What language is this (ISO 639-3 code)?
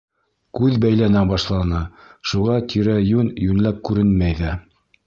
bak